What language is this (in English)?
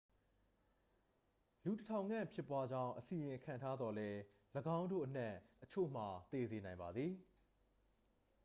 Burmese